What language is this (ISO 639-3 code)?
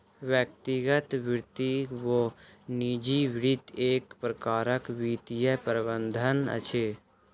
mai